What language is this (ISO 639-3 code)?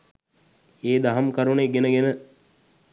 sin